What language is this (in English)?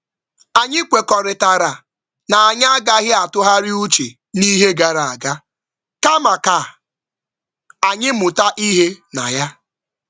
Igbo